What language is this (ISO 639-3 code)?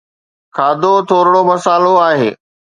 snd